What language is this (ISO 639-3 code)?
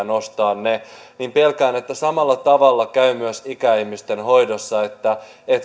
fin